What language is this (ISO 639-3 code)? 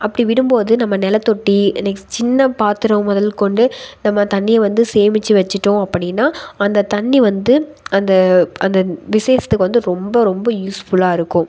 tam